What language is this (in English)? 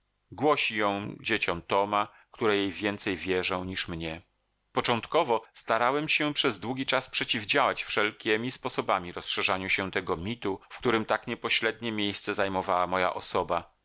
Polish